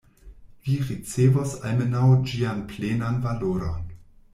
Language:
Esperanto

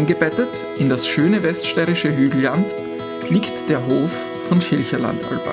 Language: German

